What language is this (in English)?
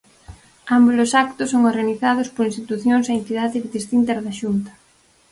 Galician